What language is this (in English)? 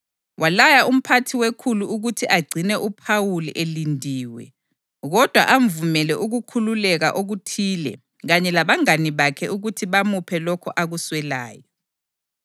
North Ndebele